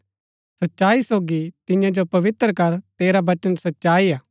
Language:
Gaddi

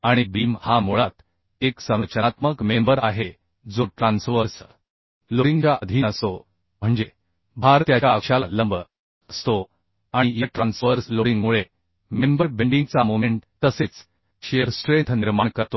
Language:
Marathi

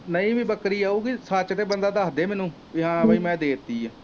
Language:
Punjabi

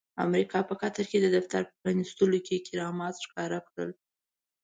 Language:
Pashto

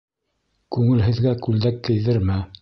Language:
Bashkir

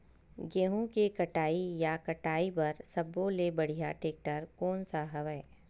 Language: Chhattisgarhi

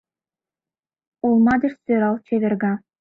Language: Mari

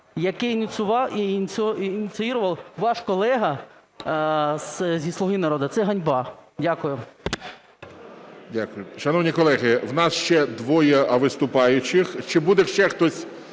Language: Ukrainian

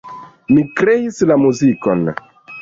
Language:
Esperanto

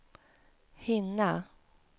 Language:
Swedish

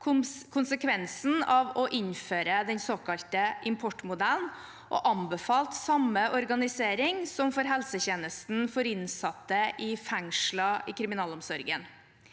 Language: Norwegian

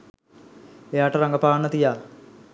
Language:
Sinhala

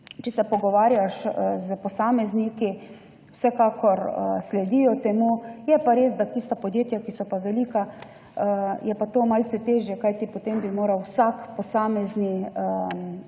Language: Slovenian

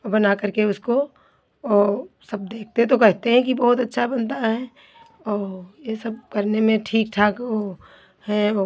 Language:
Hindi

